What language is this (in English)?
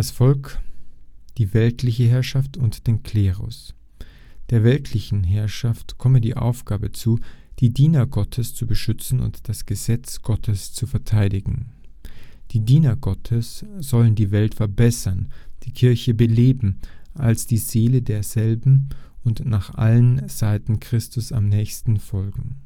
German